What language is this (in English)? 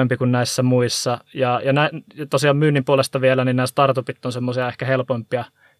Finnish